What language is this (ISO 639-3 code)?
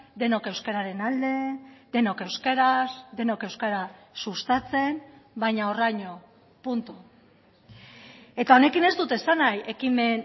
eus